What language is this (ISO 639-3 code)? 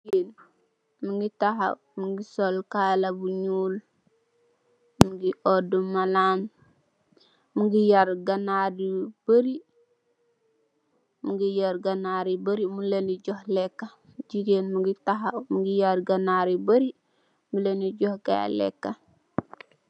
wol